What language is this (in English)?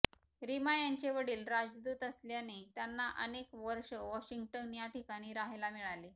Marathi